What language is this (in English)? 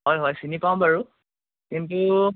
Assamese